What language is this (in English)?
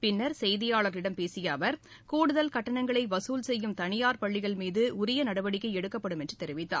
Tamil